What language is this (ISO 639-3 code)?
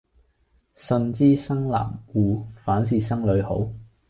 yue